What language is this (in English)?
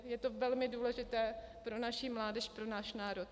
Czech